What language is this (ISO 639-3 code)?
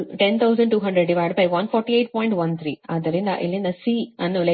kan